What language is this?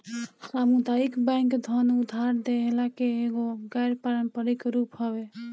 Bhojpuri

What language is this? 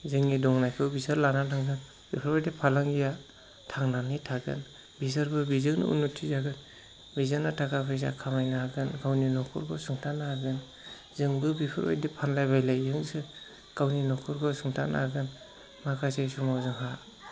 Bodo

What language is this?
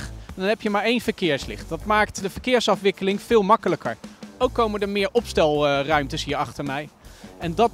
Dutch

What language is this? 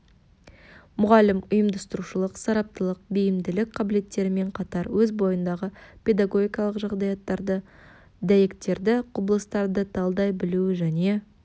Kazakh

